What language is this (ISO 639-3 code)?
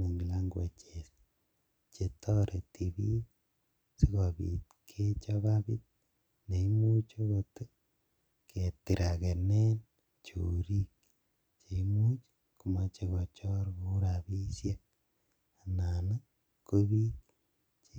kln